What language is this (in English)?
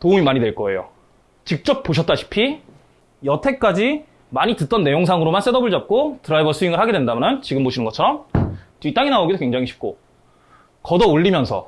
Korean